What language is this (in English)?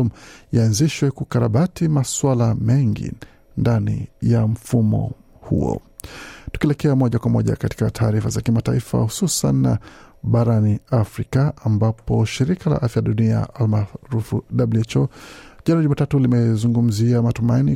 Swahili